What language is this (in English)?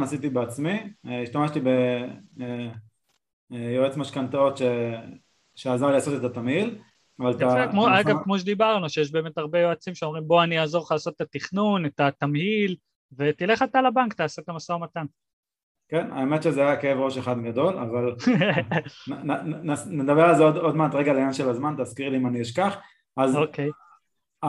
Hebrew